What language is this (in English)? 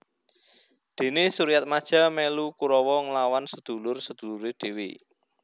Javanese